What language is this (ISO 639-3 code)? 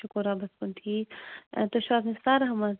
kas